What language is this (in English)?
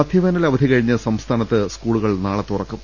Malayalam